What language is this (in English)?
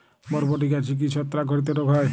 Bangla